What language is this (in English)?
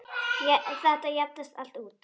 Icelandic